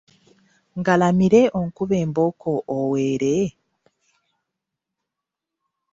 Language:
Ganda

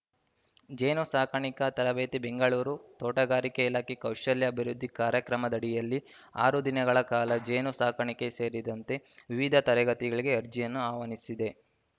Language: Kannada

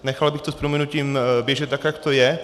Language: Czech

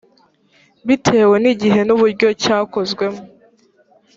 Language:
Kinyarwanda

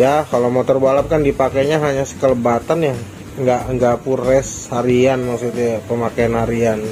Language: Indonesian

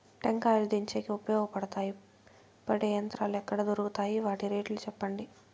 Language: Telugu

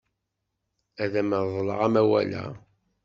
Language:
Kabyle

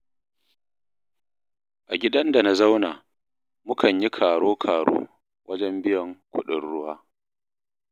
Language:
Hausa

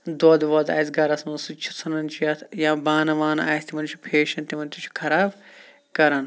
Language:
Kashmiri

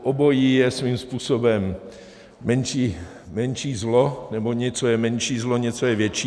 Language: Czech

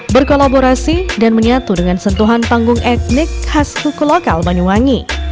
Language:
Indonesian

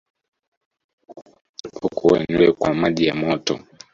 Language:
Swahili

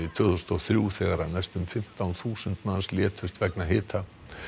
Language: Icelandic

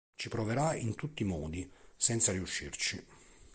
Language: Italian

